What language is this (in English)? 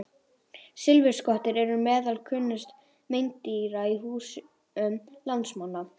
Icelandic